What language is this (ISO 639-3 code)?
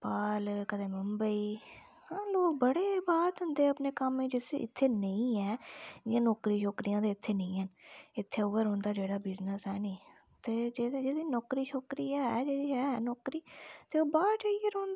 doi